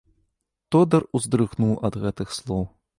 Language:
Belarusian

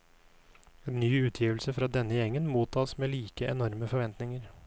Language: Norwegian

